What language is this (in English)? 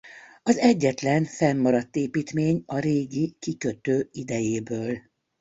Hungarian